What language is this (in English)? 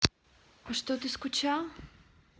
Russian